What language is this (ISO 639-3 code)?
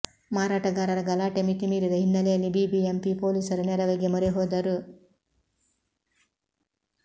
kan